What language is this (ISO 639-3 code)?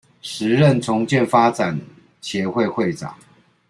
zho